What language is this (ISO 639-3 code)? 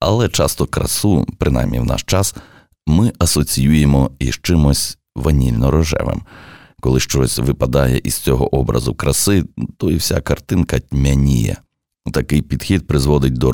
ukr